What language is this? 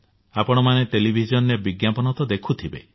Odia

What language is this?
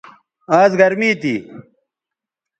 Bateri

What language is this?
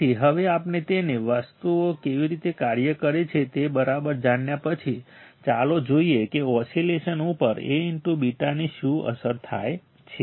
Gujarati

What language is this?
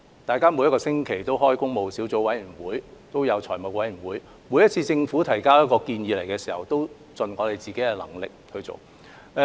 Cantonese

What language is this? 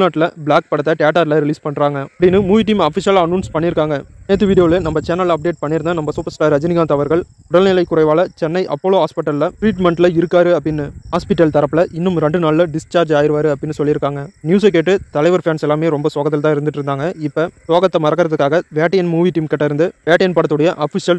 Tamil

